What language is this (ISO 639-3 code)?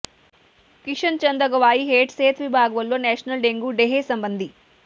pan